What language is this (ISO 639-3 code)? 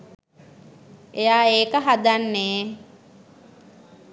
sin